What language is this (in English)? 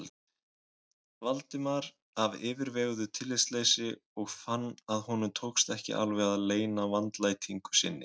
Icelandic